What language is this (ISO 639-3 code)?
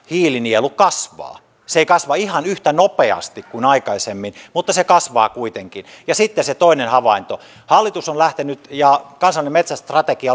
fin